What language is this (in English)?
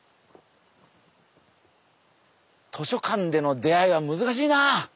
Japanese